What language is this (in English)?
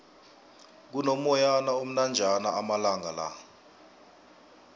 South Ndebele